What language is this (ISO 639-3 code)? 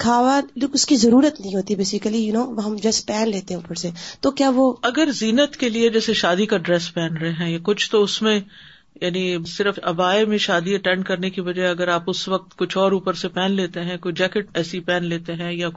urd